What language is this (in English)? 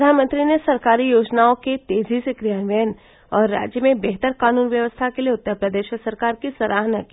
Hindi